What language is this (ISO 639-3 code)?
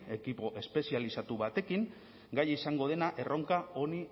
eus